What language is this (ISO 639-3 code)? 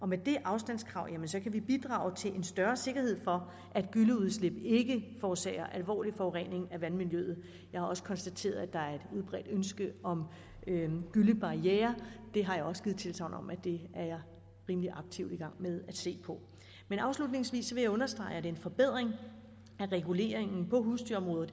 dan